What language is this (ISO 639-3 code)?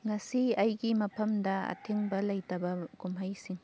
mni